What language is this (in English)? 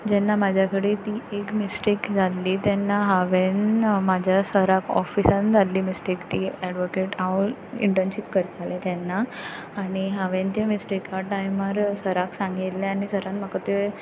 Konkani